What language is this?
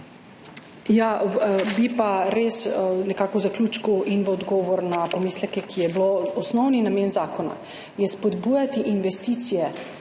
Slovenian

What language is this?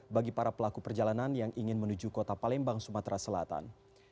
Indonesian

